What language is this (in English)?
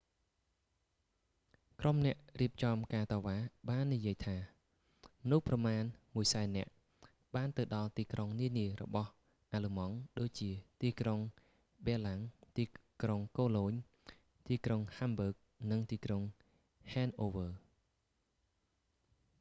Khmer